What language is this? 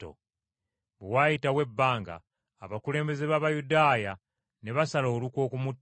Ganda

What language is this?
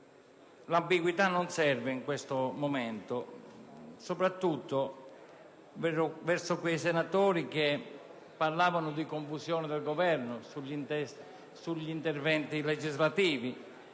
Italian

